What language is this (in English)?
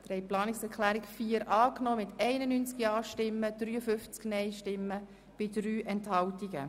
Swiss German